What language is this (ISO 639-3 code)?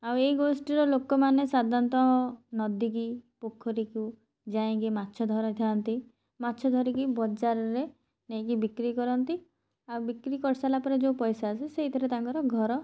ori